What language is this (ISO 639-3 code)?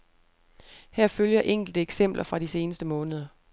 dan